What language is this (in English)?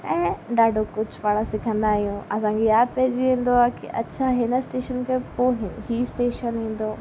Sindhi